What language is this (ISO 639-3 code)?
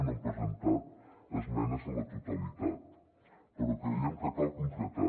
cat